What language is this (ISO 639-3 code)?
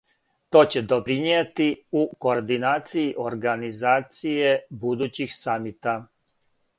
srp